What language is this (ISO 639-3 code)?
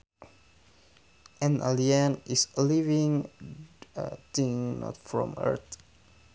sun